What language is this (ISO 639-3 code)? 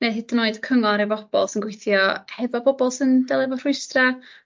cym